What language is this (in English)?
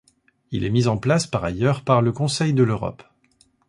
French